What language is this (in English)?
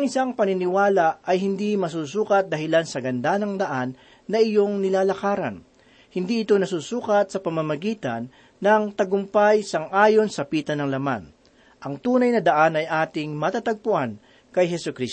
Filipino